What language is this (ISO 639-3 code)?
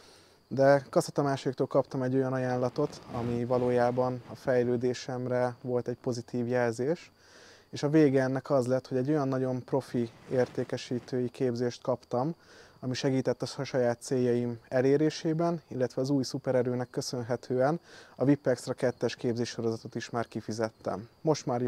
hun